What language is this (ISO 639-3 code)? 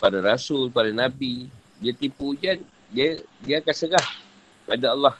msa